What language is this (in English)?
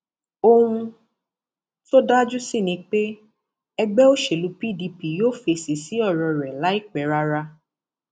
Yoruba